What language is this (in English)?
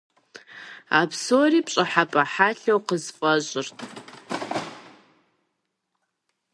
Kabardian